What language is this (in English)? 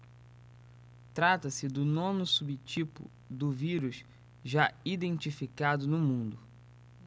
Portuguese